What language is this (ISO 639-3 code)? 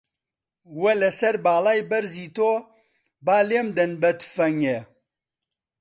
ckb